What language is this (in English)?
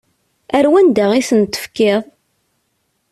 Kabyle